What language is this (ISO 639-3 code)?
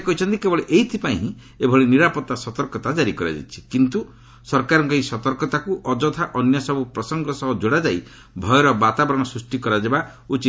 ori